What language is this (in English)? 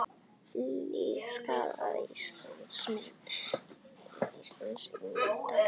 Icelandic